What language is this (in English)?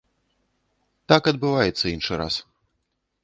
Belarusian